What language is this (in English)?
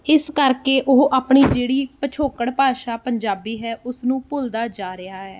Punjabi